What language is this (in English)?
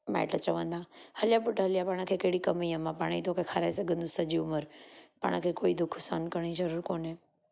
Sindhi